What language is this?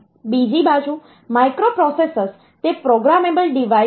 Gujarati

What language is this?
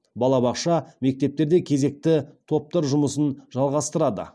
Kazakh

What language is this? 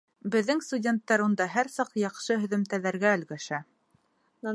Bashkir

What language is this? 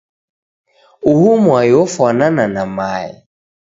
Taita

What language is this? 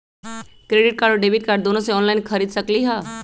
Magahi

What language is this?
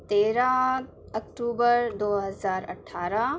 Urdu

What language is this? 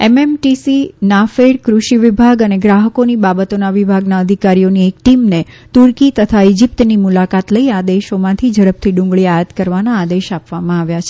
Gujarati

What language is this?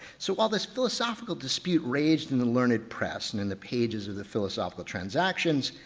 English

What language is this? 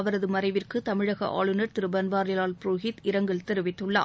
Tamil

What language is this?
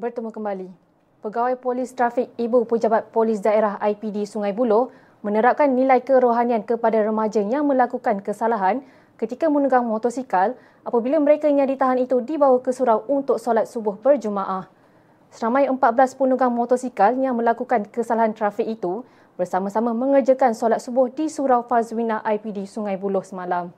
Malay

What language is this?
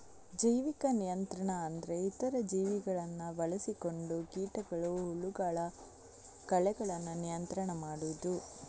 Kannada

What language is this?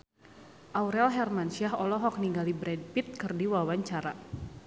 Sundanese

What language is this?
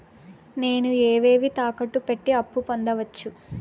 Telugu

